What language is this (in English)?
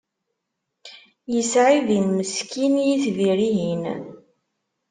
Kabyle